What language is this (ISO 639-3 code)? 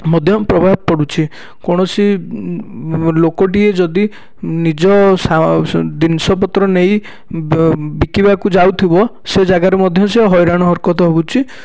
ori